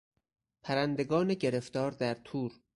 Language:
Persian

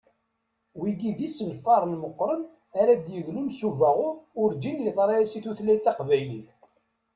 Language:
Kabyle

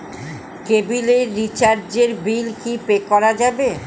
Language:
Bangla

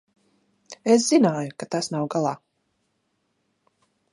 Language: Latvian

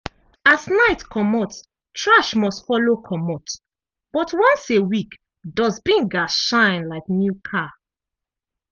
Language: Nigerian Pidgin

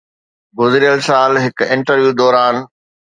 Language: Sindhi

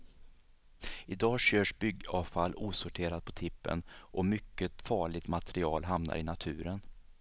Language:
Swedish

